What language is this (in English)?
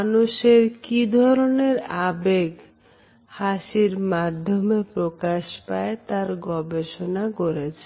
Bangla